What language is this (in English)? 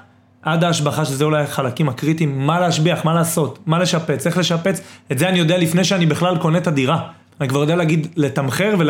Hebrew